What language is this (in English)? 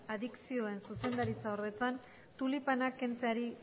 Basque